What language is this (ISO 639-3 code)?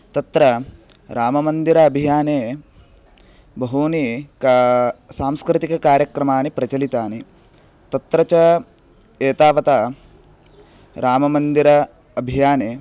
san